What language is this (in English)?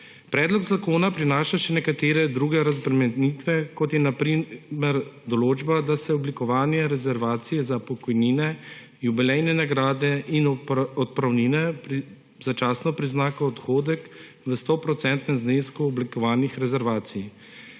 Slovenian